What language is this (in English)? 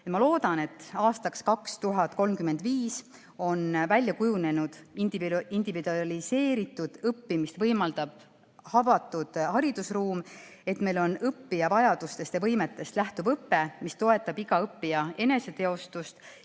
Estonian